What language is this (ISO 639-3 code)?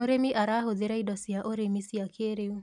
kik